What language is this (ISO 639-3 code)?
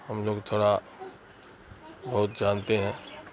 urd